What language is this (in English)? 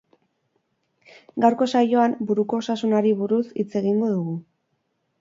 Basque